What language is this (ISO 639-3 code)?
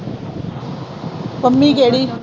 pan